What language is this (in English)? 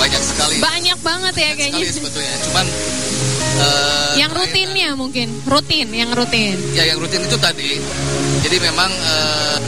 Indonesian